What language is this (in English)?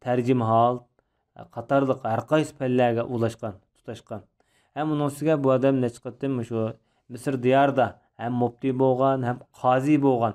Turkish